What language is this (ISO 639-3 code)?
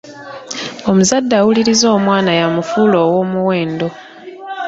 lug